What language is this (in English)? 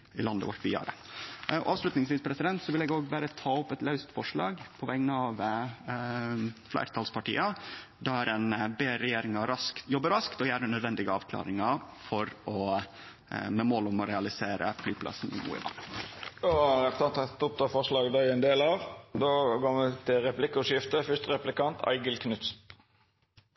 Norwegian